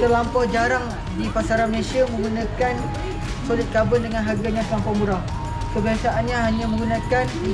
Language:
Malay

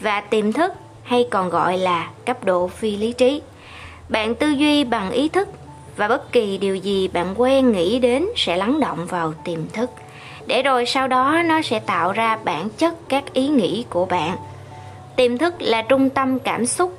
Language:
Vietnamese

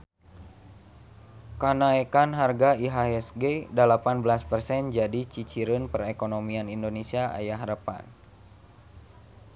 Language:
Sundanese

